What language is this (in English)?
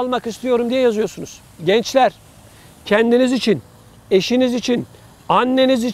Turkish